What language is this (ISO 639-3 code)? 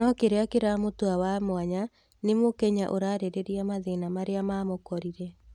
kik